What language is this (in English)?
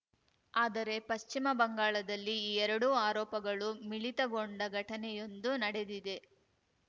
Kannada